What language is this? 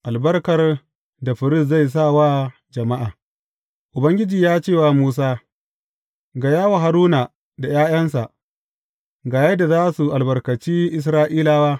Hausa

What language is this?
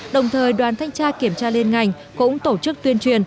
Vietnamese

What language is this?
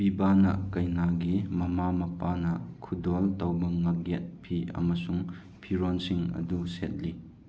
Manipuri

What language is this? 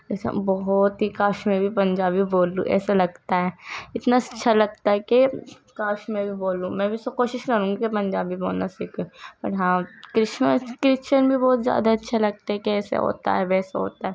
Urdu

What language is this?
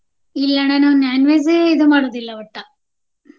Kannada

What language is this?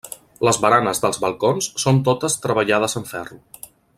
Catalan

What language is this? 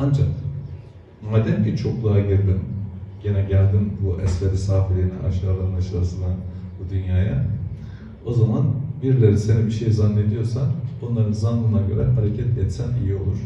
Turkish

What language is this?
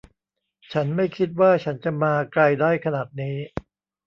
Thai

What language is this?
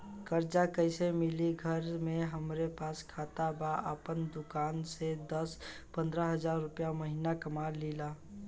Bhojpuri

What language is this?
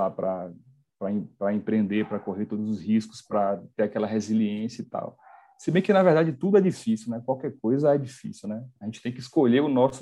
Portuguese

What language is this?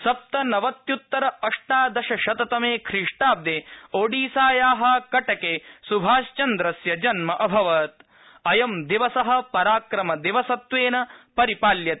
Sanskrit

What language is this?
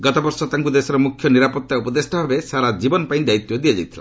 Odia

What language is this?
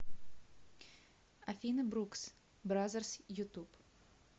Russian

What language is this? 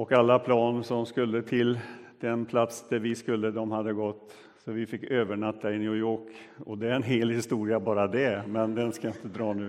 Swedish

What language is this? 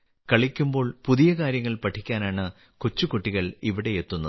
Malayalam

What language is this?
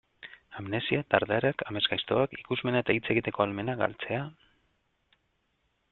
Basque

